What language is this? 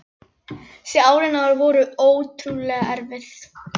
Icelandic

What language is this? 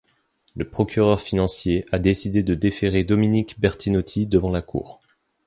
French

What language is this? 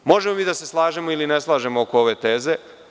Serbian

